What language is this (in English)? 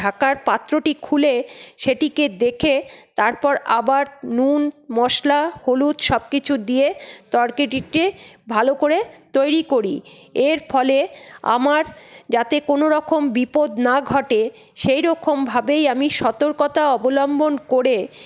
Bangla